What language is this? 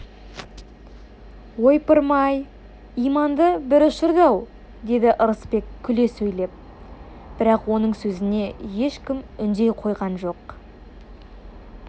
Kazakh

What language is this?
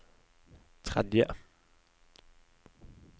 Norwegian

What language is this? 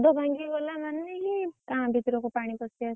Odia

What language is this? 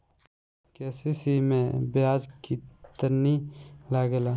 Bhojpuri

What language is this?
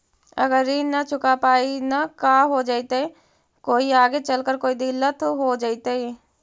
Magahi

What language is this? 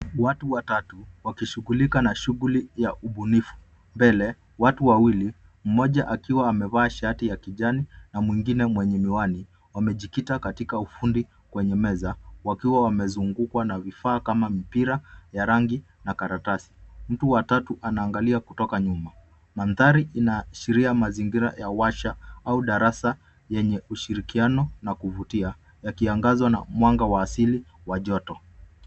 Swahili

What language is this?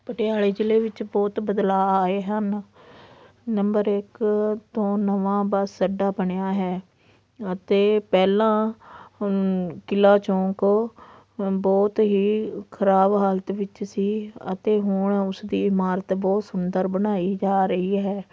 Punjabi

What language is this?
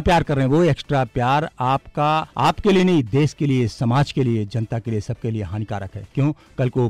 Hindi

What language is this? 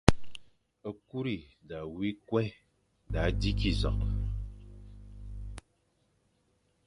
Fang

